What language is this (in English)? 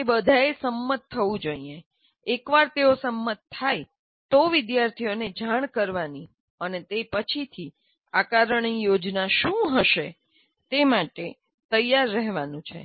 Gujarati